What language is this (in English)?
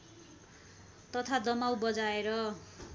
Nepali